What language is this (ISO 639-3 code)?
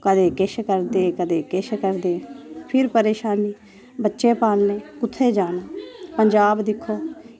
doi